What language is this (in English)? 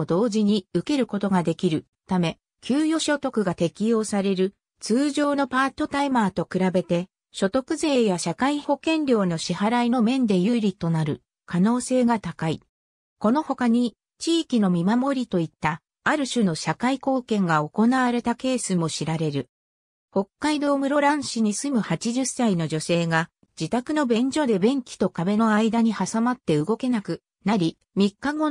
Japanese